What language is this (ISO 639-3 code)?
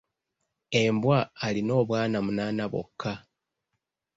lug